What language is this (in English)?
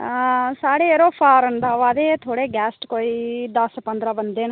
Dogri